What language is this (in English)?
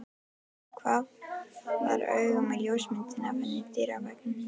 Icelandic